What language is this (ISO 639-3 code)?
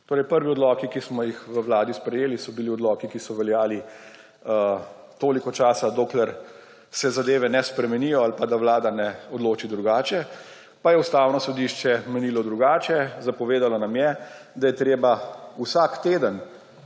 slv